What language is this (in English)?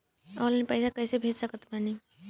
Bhojpuri